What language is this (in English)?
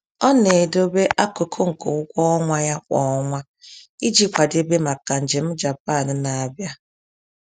Igbo